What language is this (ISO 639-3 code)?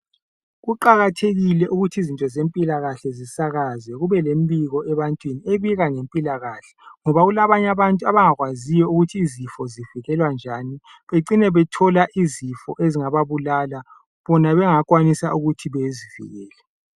nde